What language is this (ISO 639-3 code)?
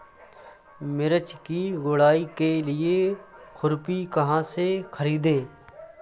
hin